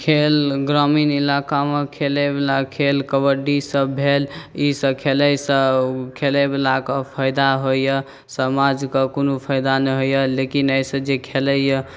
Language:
Maithili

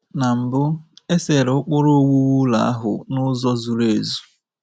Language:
Igbo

